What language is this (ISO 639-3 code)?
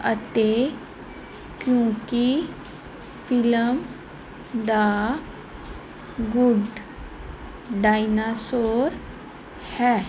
pan